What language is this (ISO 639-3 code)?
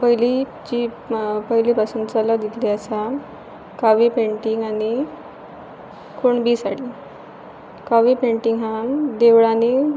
kok